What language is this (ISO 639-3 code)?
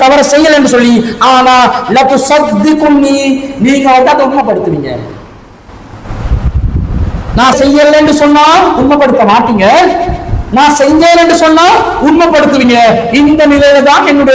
tam